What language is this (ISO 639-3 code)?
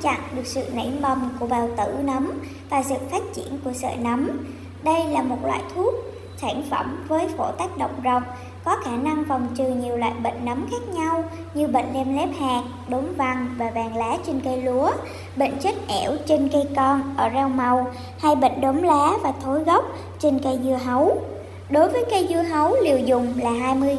vie